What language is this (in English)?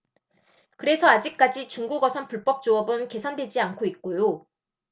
Korean